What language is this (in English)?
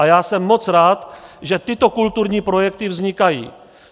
Czech